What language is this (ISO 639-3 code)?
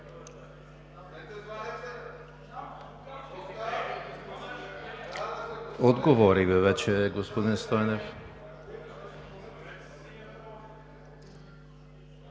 bul